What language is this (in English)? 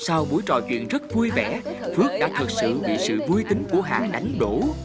Vietnamese